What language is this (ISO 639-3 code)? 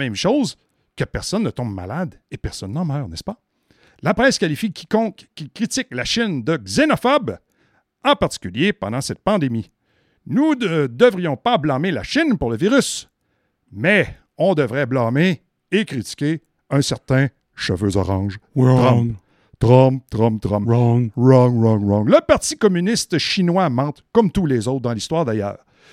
fra